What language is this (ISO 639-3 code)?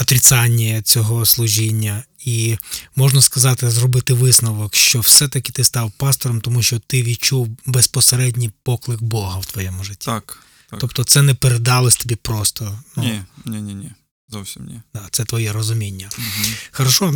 ukr